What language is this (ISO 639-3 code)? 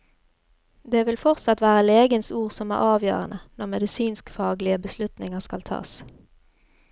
nor